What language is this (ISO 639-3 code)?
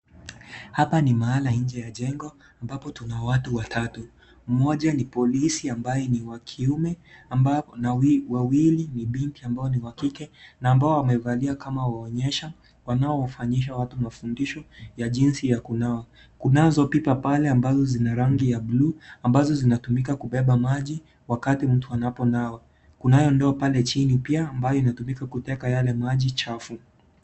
swa